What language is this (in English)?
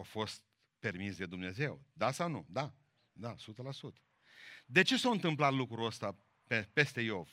Romanian